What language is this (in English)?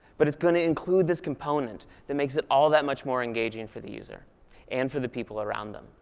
English